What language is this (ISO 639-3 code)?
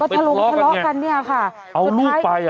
tha